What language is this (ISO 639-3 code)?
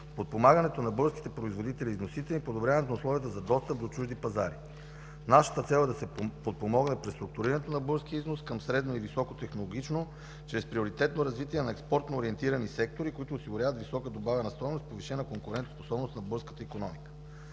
bul